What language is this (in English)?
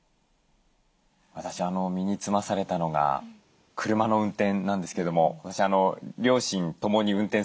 Japanese